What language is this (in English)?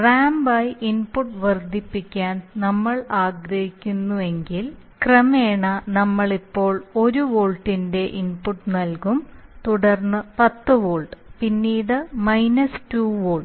Malayalam